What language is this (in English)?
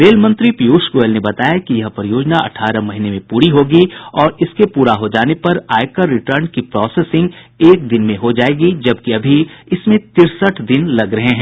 Hindi